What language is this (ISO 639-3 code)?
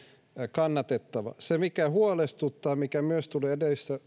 fin